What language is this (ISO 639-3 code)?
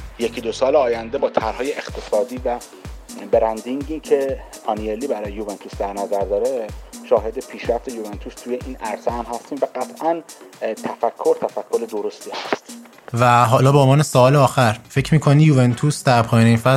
fas